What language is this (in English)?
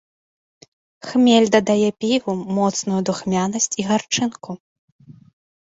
Belarusian